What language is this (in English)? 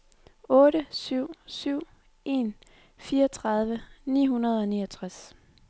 Danish